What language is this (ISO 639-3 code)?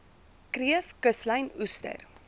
afr